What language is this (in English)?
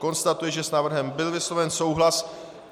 Czech